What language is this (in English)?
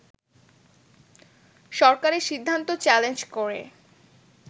Bangla